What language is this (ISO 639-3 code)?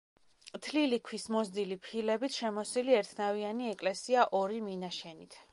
kat